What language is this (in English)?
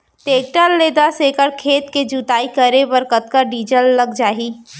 Chhattisgarhi